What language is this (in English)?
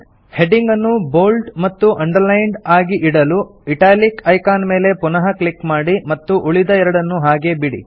Kannada